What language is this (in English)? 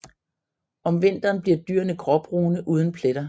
Danish